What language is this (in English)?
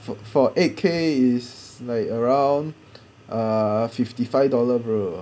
English